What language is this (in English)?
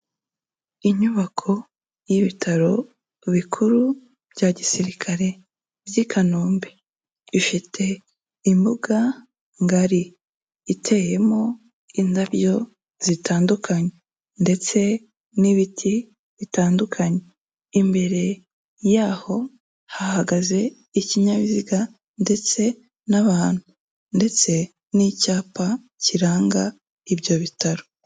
Kinyarwanda